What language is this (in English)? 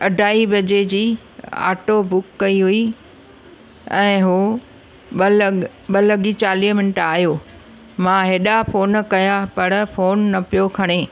Sindhi